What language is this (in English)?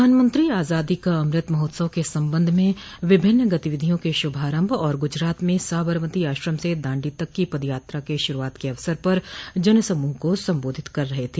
Hindi